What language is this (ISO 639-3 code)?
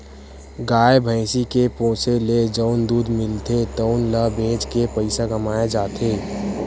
hne